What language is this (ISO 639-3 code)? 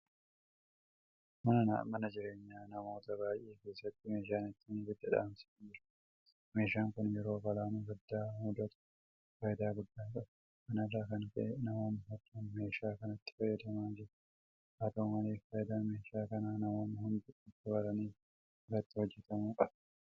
orm